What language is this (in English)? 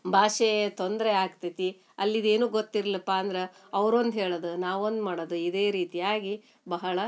Kannada